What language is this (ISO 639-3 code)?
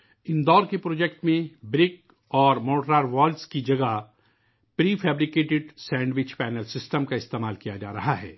urd